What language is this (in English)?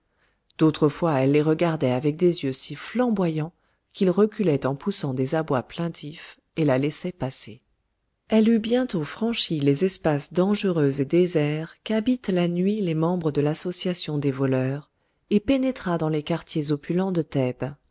French